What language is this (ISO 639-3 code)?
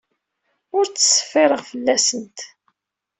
kab